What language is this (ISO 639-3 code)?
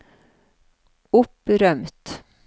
nor